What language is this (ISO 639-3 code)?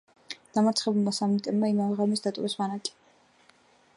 kat